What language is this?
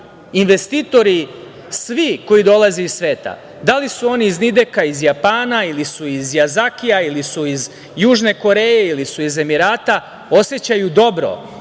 Serbian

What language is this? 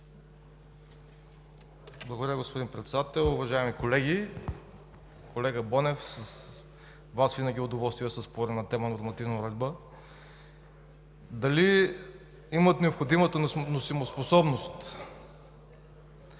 Bulgarian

